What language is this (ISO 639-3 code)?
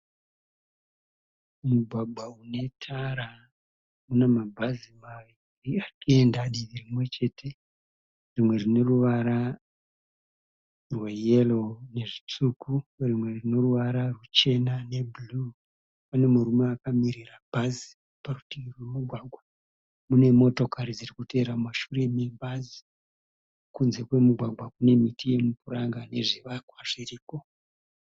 sna